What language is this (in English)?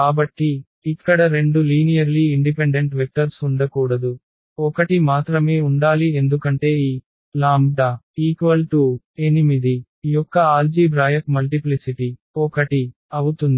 Telugu